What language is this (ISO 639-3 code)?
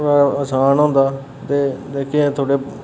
doi